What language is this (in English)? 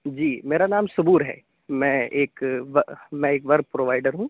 Urdu